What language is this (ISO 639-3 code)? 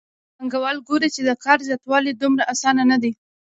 pus